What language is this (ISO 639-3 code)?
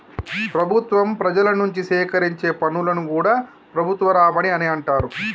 tel